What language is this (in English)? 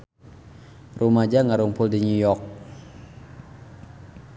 Sundanese